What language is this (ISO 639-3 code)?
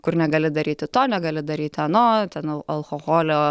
lit